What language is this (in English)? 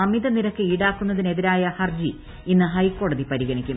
Malayalam